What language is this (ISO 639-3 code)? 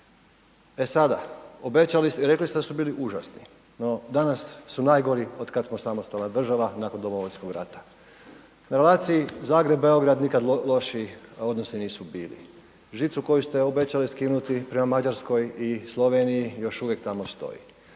hrv